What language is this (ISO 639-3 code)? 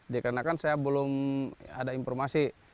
ind